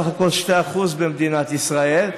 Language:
Hebrew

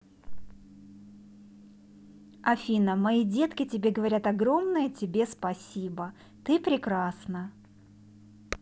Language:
Russian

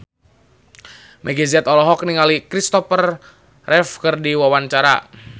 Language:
Sundanese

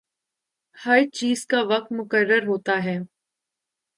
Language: Urdu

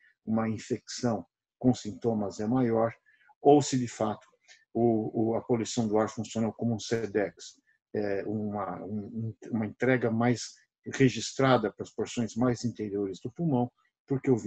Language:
Portuguese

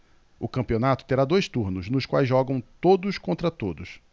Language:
Portuguese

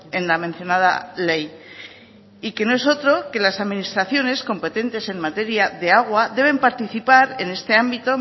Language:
Spanish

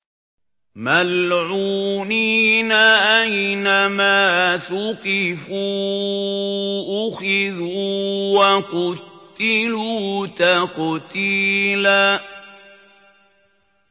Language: Arabic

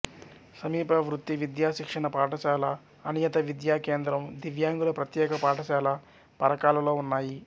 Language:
Telugu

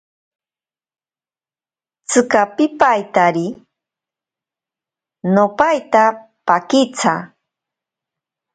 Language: Ashéninka Perené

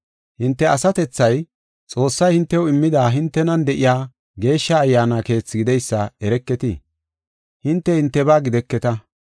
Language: Gofa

